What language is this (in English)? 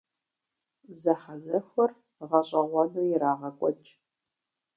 Kabardian